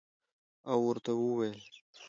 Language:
Pashto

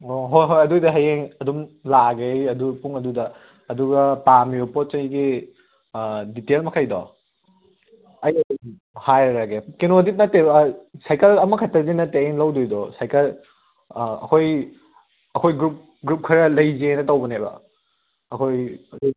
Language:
Manipuri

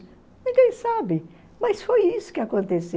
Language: Portuguese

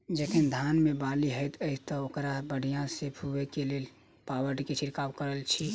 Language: Maithili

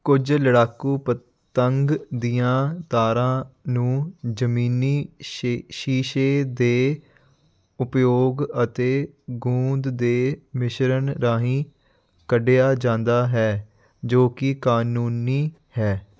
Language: Punjabi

